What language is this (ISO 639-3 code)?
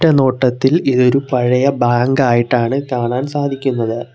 mal